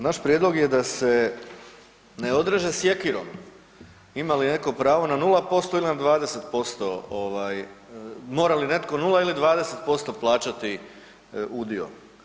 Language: Croatian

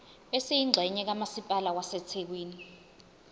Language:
Zulu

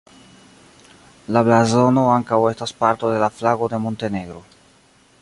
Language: Esperanto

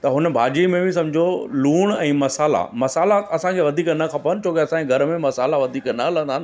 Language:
Sindhi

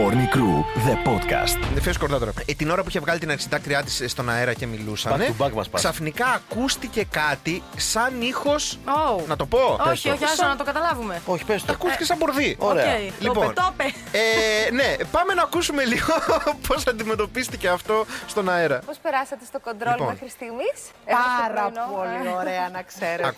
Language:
Greek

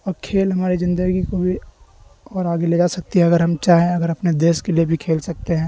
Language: Urdu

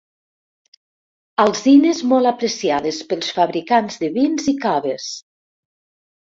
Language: Catalan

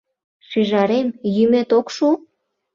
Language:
Mari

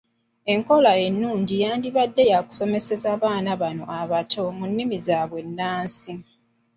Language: Ganda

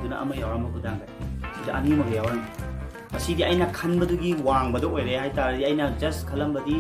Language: Indonesian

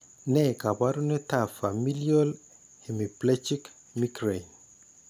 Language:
Kalenjin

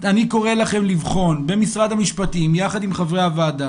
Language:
Hebrew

